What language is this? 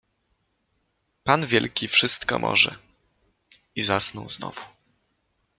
Polish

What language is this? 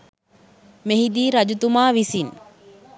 Sinhala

